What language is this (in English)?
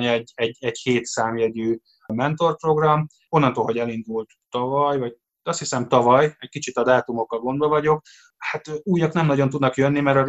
Hungarian